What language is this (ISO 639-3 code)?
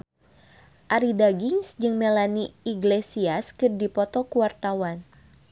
sun